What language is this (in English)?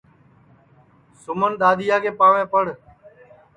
Sansi